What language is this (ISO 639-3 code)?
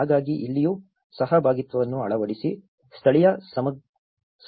kan